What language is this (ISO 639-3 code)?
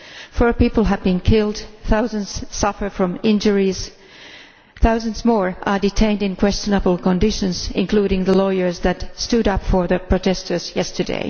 eng